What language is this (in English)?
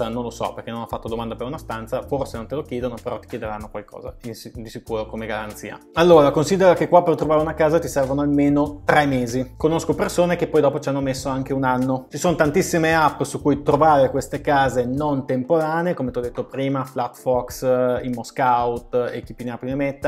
Italian